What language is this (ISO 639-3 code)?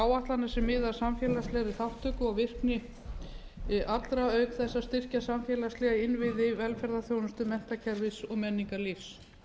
isl